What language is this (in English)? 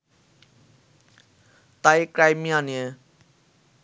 Bangla